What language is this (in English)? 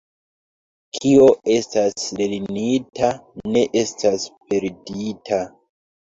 Esperanto